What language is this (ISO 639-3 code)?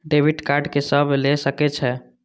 mai